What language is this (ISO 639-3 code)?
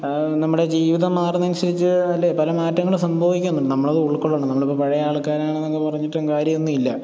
mal